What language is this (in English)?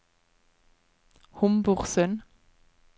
Norwegian